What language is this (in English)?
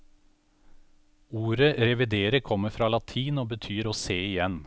Norwegian